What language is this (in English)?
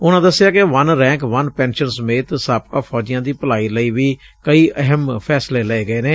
Punjabi